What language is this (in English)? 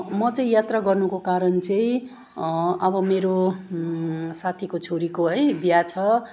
Nepali